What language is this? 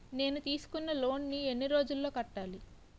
Telugu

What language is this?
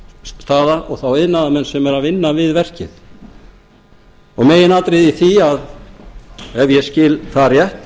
Icelandic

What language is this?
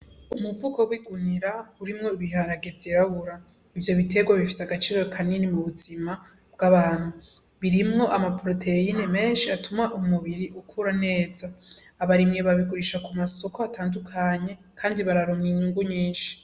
Rundi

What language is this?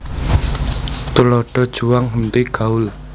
Javanese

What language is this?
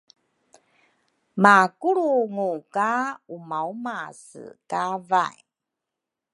Rukai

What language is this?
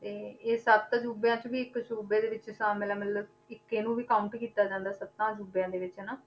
Punjabi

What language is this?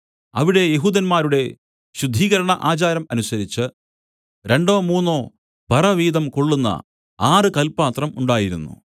Malayalam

